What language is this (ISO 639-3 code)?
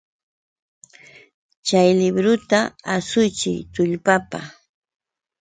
qux